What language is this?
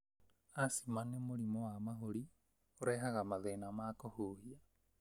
Kikuyu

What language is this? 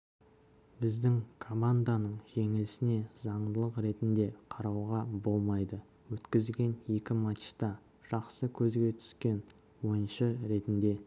Kazakh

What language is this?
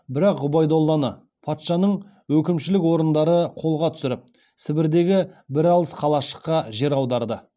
Kazakh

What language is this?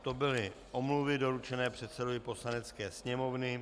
Czech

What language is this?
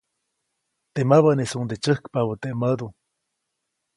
Copainalá Zoque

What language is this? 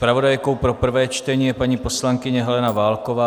Czech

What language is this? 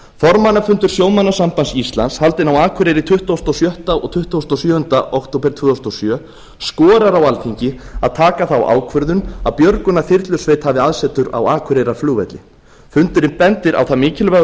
Icelandic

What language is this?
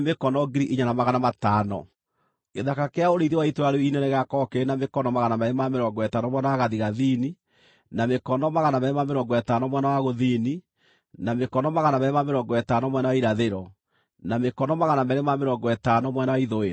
Kikuyu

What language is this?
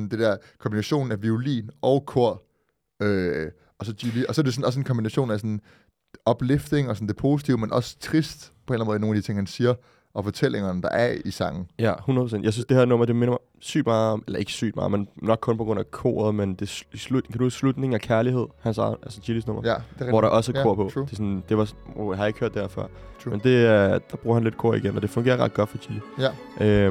Danish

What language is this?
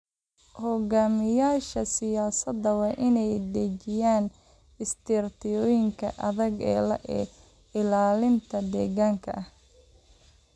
Somali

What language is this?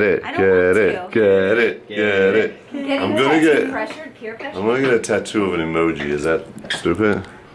English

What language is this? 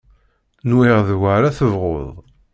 Kabyle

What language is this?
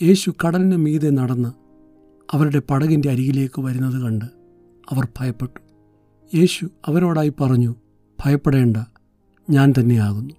Malayalam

